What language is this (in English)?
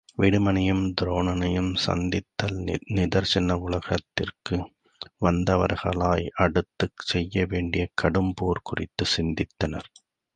Tamil